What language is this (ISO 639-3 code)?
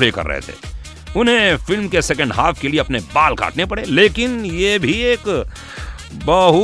hin